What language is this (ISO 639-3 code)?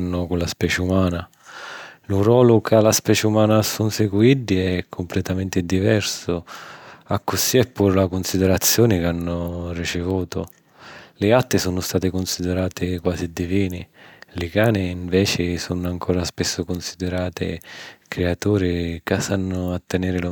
scn